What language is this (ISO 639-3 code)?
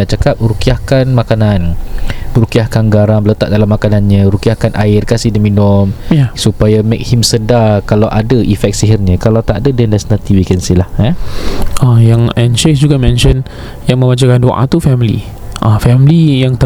msa